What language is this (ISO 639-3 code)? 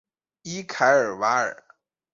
zho